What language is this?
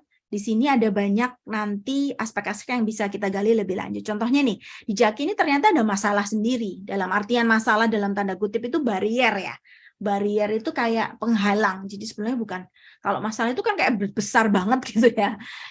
Indonesian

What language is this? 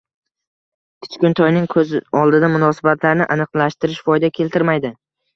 Uzbek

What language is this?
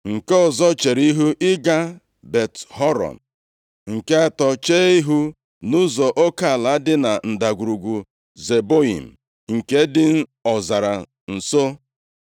Igbo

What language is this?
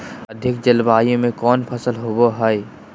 Magahi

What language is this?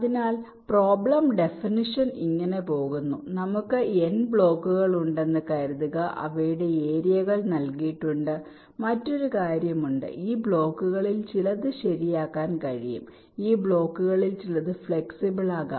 Malayalam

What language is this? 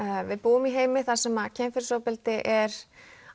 Icelandic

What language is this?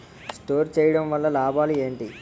Telugu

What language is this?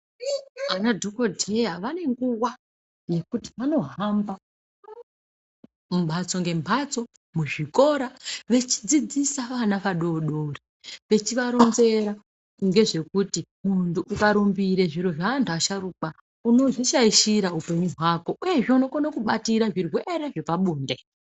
Ndau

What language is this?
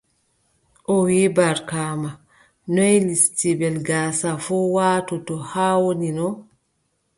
Adamawa Fulfulde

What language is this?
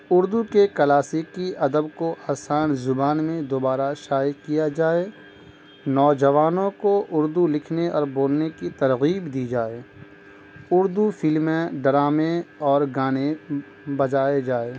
Urdu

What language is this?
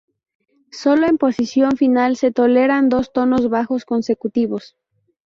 Spanish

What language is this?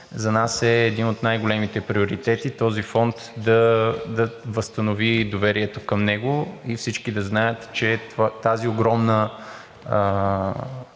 Bulgarian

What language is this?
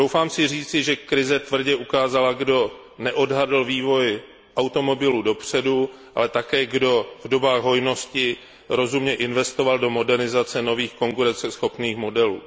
Czech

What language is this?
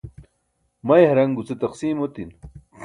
Burushaski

